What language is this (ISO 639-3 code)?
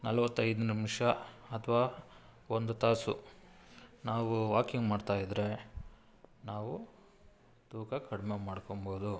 kan